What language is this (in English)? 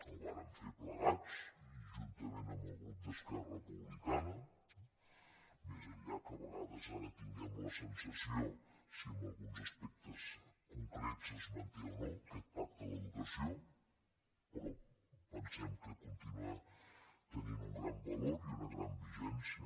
Catalan